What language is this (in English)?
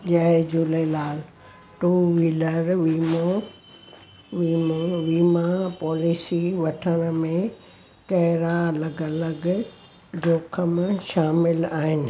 Sindhi